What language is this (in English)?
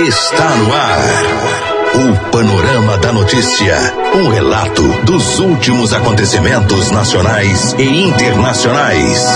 Portuguese